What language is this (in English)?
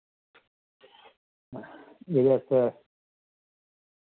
Dogri